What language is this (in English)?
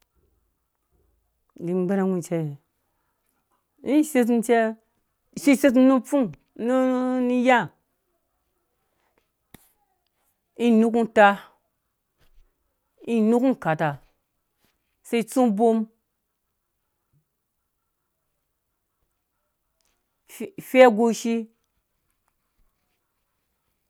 Dũya